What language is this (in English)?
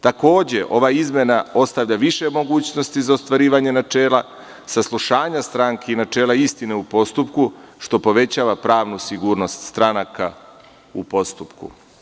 Serbian